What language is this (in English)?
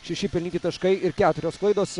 Lithuanian